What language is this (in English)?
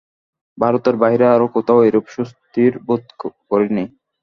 Bangla